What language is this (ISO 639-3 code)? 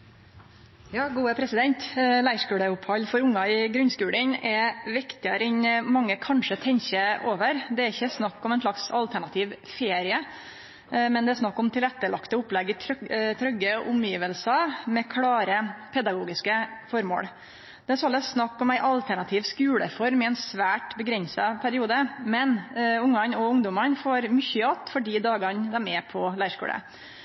nno